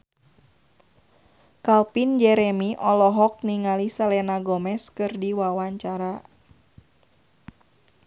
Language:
Sundanese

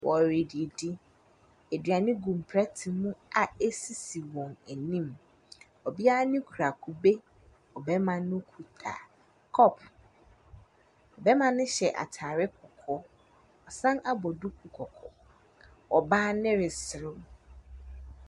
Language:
Akan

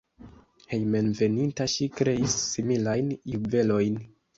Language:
Esperanto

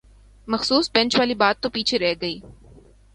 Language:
Urdu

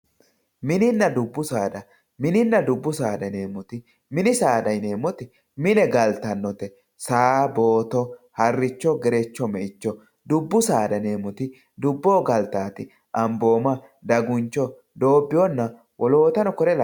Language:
Sidamo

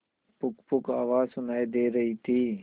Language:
Hindi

